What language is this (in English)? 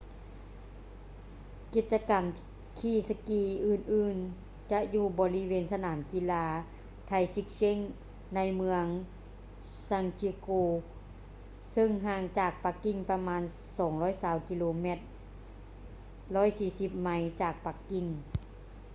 Lao